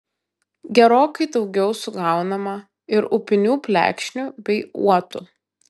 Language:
Lithuanian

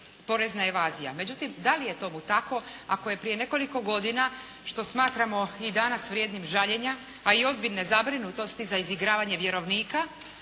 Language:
Croatian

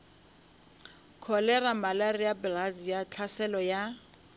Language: Northern Sotho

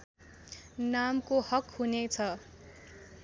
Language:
Nepali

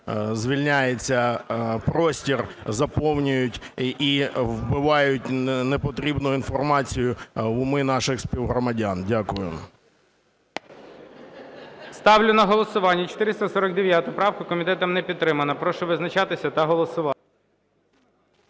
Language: Ukrainian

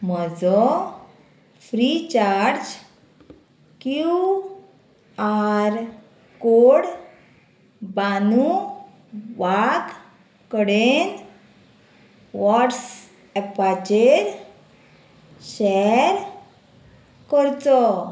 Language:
Konkani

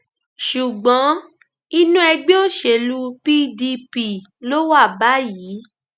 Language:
Yoruba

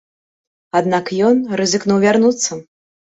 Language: Belarusian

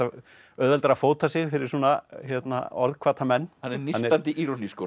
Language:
Icelandic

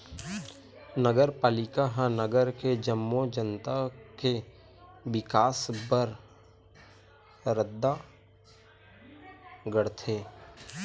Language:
Chhattisgarhi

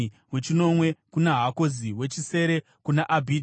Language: Shona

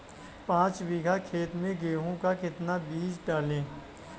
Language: Hindi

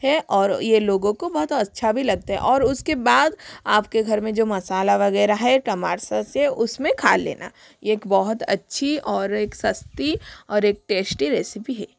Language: Hindi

